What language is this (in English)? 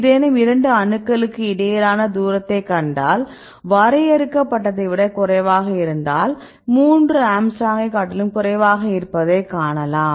Tamil